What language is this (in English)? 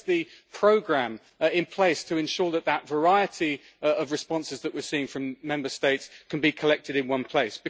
English